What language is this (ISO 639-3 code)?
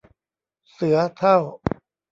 tha